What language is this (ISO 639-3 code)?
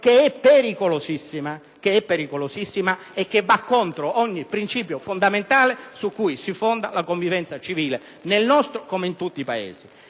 ita